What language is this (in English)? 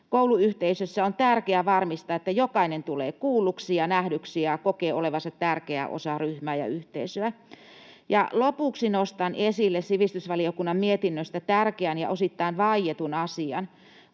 Finnish